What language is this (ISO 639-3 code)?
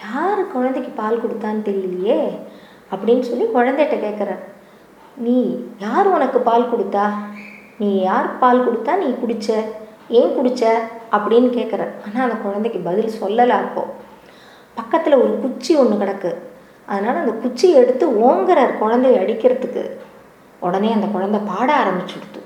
tam